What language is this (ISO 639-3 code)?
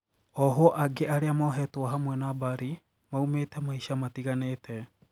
kik